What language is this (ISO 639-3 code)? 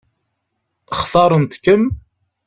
kab